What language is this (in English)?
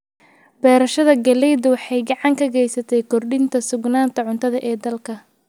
Somali